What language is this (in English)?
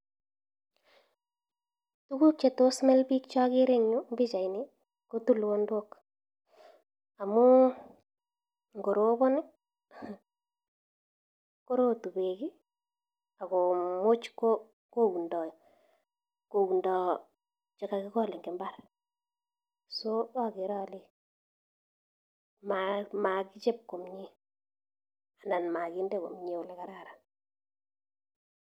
Kalenjin